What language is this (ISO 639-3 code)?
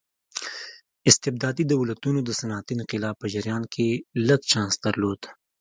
pus